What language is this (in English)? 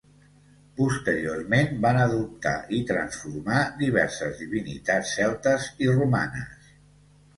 Catalan